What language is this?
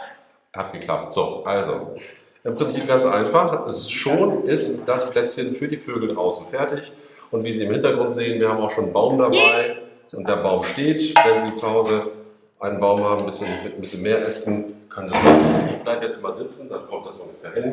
German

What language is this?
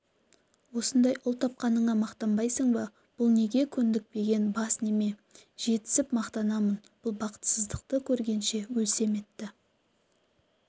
Kazakh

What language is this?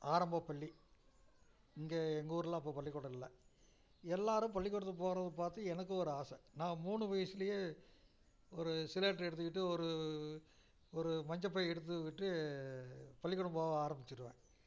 Tamil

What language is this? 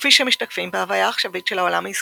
Hebrew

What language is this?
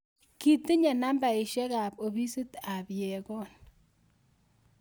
Kalenjin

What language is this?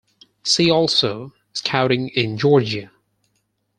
English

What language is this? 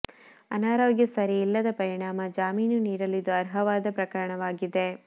Kannada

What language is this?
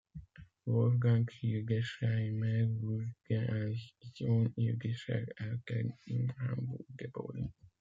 German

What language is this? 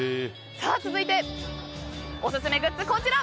Japanese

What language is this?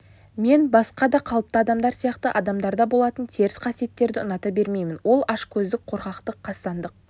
Kazakh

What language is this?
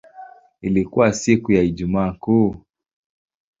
Swahili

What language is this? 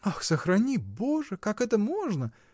Russian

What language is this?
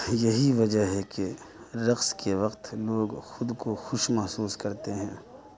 Urdu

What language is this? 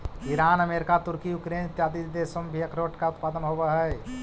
Magahi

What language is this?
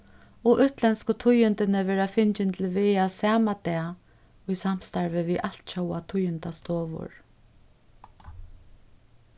Faroese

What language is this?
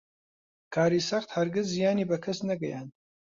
Central Kurdish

